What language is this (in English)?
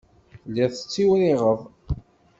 Kabyle